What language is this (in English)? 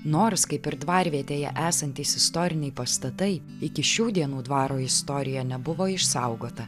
Lithuanian